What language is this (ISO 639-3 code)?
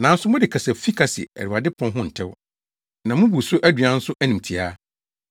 aka